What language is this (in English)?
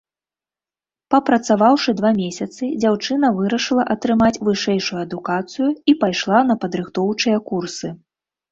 Belarusian